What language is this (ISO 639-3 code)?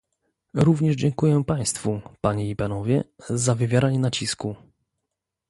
pol